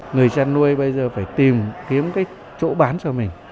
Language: Vietnamese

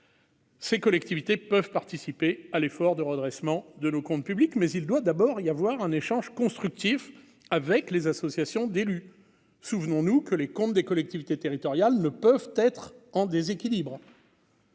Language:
French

